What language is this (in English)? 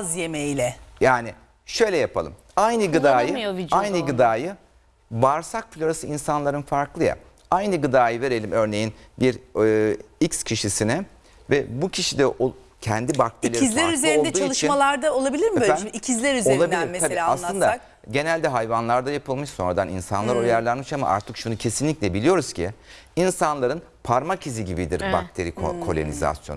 Turkish